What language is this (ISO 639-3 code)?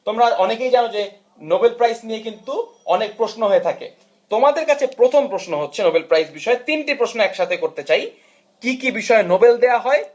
ben